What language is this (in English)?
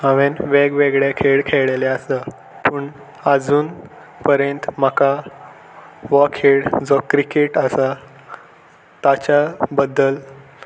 Konkani